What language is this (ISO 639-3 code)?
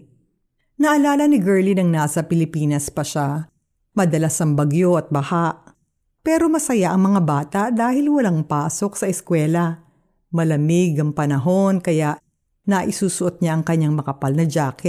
fil